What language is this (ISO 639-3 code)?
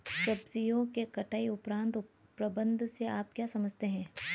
hin